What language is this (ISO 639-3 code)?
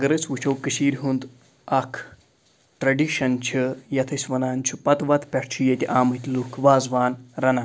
kas